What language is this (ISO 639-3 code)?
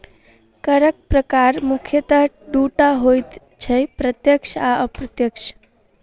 mai